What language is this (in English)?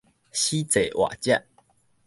Min Nan Chinese